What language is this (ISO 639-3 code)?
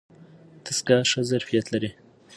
pus